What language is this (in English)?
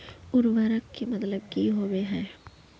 Magahi